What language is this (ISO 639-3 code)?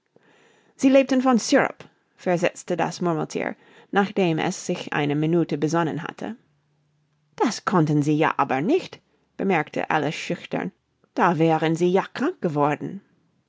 deu